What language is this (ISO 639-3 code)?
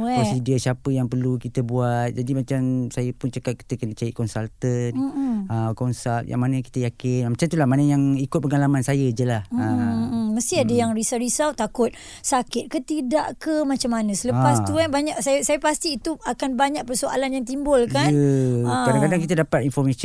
msa